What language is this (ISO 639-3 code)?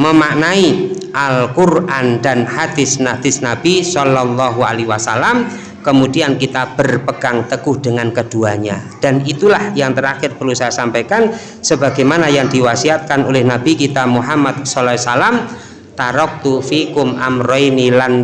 ind